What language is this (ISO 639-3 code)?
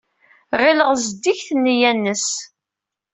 kab